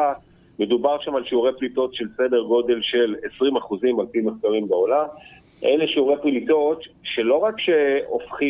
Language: Hebrew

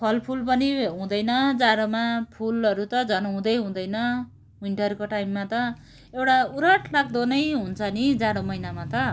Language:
Nepali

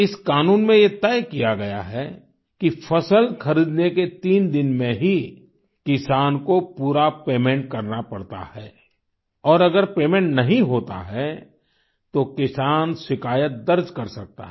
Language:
Hindi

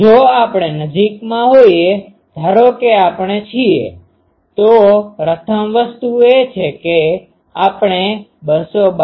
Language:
Gujarati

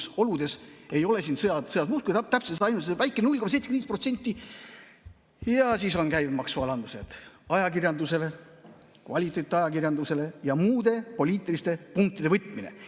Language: Estonian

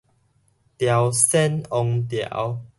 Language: Min Nan Chinese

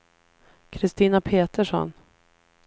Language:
Swedish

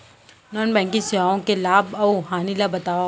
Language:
Chhattisgarhi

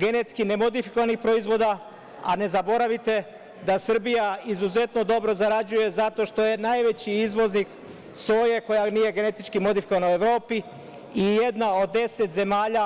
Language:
Serbian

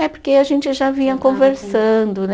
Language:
Portuguese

